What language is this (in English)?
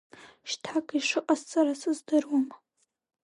Abkhazian